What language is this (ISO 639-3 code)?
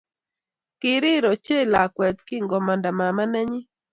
kln